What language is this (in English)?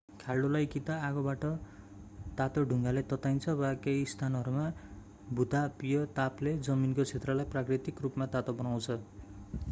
Nepali